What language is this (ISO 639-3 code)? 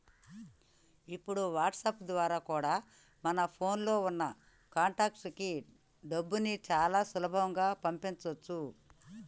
tel